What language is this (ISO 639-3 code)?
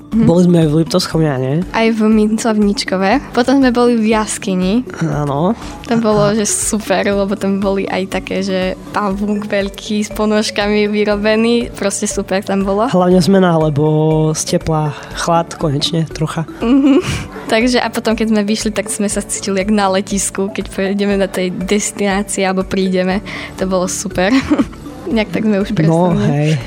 slk